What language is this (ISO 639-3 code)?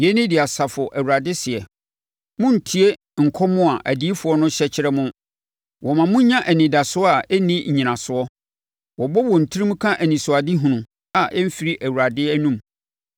aka